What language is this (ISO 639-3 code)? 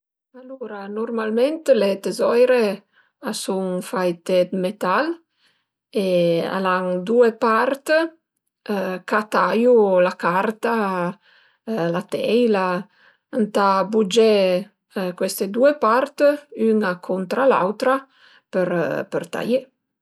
pms